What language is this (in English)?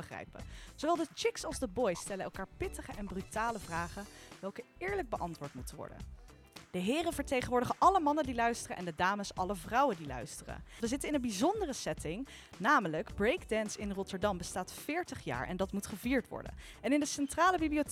Dutch